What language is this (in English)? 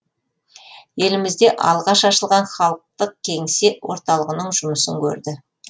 Kazakh